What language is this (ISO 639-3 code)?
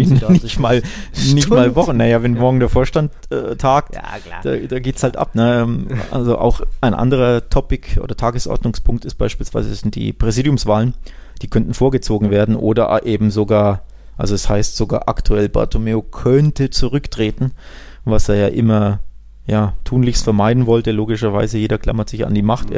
deu